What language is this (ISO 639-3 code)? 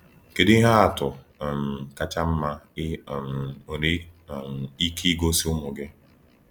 ibo